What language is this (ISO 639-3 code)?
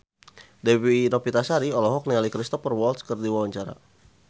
sun